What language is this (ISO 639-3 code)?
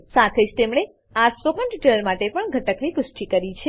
guj